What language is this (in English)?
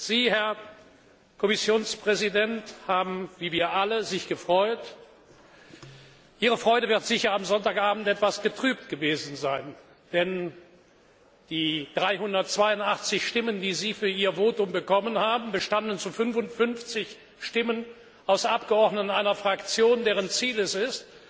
German